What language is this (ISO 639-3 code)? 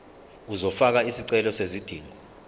zul